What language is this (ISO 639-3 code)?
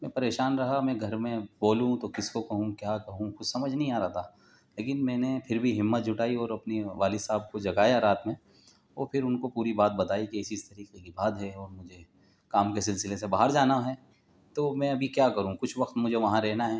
urd